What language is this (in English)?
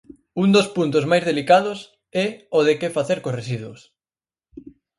Galician